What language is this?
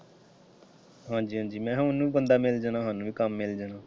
Punjabi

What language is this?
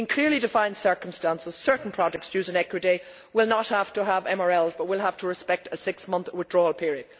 English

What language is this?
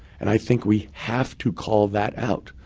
English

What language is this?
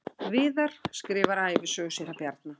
Icelandic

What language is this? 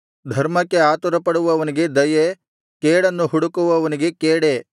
Kannada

